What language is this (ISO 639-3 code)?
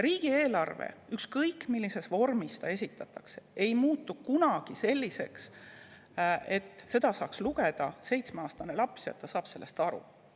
est